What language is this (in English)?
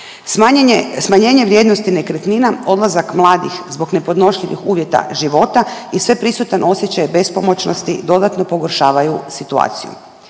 Croatian